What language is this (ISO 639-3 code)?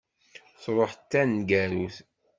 kab